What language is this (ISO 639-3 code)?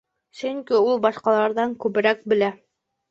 bak